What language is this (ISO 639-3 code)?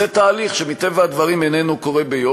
heb